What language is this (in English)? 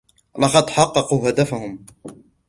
Arabic